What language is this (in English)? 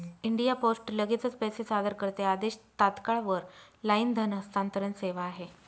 Marathi